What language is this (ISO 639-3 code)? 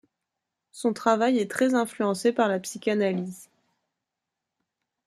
fra